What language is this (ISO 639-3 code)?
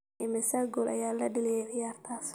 som